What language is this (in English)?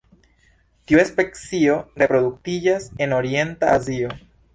Esperanto